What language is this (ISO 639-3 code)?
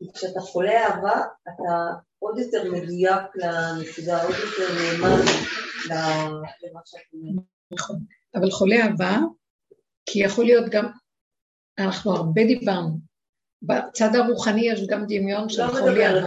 heb